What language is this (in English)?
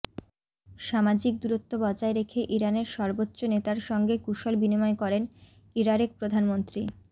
Bangla